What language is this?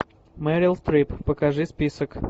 Russian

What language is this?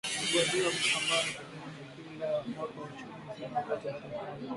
Swahili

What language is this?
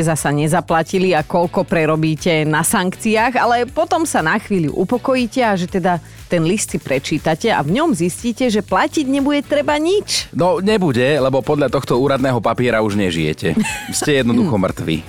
Slovak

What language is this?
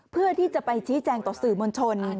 Thai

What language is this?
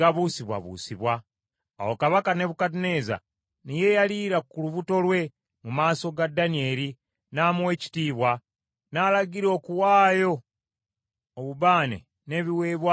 Ganda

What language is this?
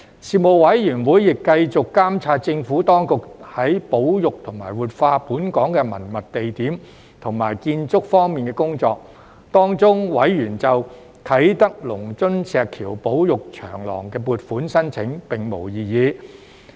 Cantonese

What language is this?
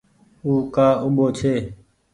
Goaria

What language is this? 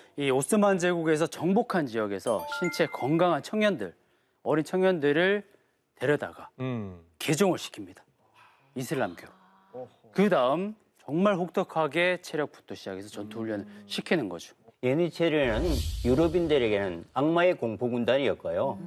Korean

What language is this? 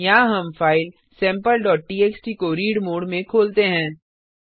Hindi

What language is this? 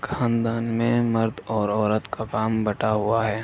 Urdu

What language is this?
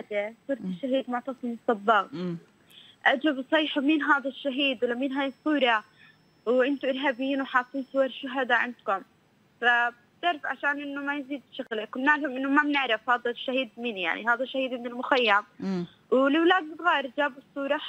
Arabic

